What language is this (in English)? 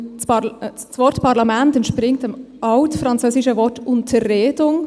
Swiss German